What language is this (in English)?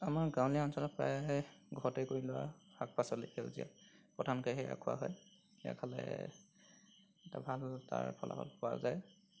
Assamese